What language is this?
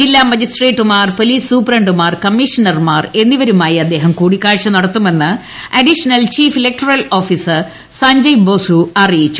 Malayalam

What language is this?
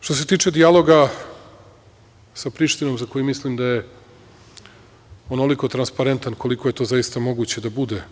Serbian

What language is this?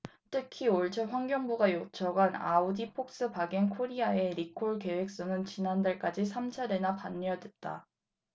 Korean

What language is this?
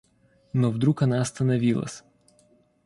Russian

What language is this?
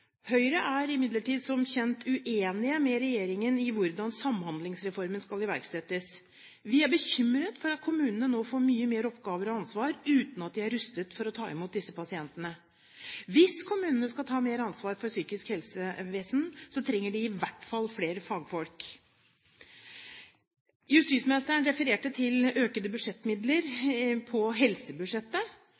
Norwegian Bokmål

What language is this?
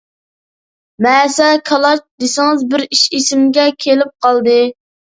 Uyghur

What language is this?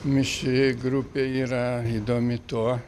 Lithuanian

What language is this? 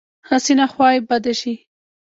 Pashto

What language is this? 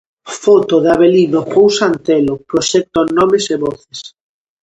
Galician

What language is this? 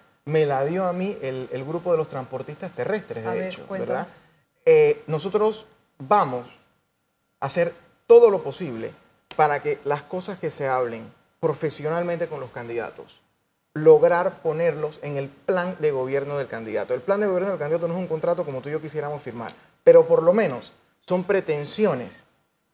Spanish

